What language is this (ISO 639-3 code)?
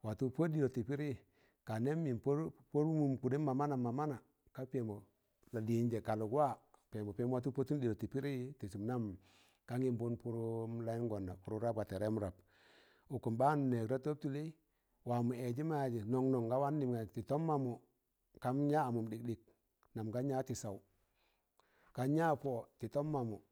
tan